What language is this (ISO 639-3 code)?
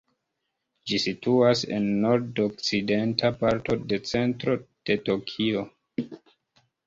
epo